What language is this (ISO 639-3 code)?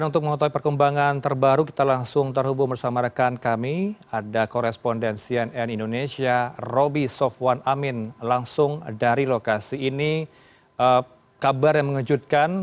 ind